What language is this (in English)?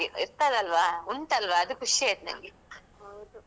Kannada